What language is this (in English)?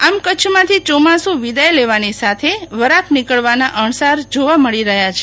Gujarati